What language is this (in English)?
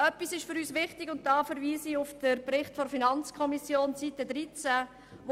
Swiss German